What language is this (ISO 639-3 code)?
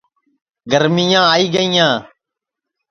ssi